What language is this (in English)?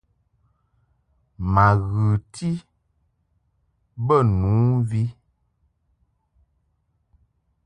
Mungaka